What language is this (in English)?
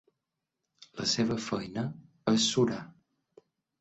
Catalan